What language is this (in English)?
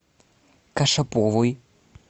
Russian